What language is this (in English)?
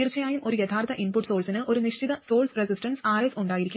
Malayalam